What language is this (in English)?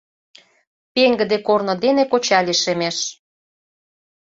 Mari